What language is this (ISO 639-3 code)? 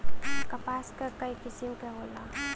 bho